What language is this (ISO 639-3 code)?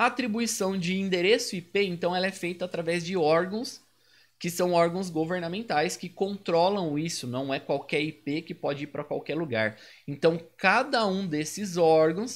por